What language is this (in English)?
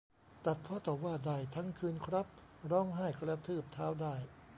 Thai